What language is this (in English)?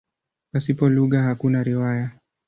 Swahili